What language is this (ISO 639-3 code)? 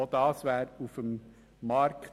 gsw